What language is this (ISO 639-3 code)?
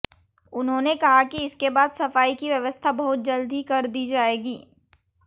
hin